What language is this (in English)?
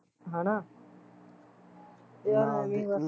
Punjabi